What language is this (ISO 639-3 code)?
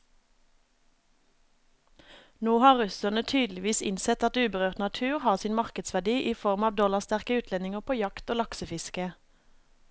nor